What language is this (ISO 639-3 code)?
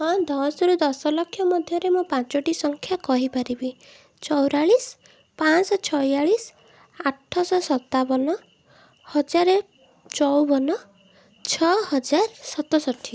ori